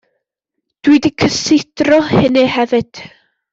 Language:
Welsh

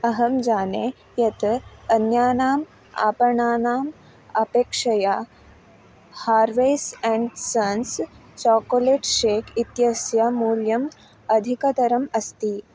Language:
Sanskrit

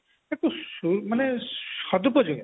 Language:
Odia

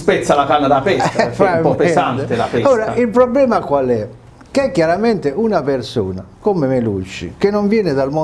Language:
Italian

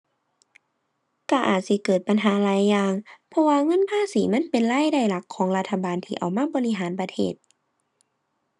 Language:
Thai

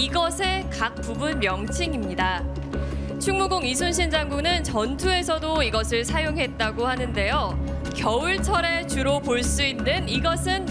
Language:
Korean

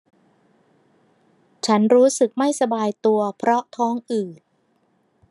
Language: Thai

